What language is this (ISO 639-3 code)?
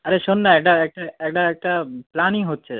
ben